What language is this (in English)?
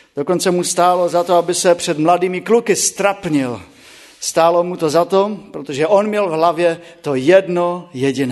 Czech